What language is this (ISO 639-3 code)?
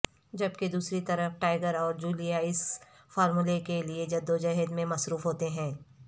urd